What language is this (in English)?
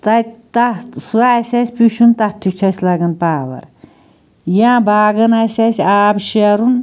Kashmiri